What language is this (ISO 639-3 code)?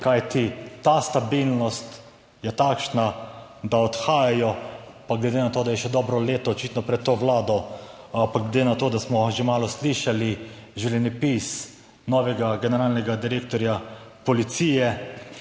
slv